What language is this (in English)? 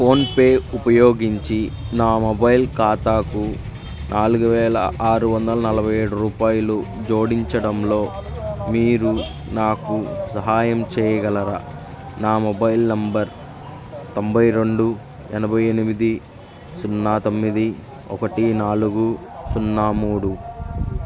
Telugu